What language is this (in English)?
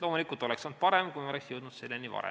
Estonian